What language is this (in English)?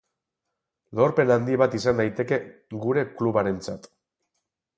Basque